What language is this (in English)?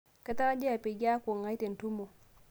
Masai